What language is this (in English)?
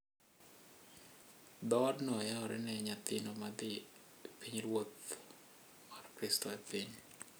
Luo (Kenya and Tanzania)